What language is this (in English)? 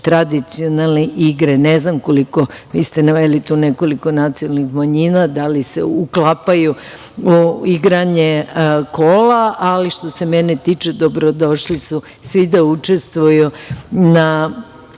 Serbian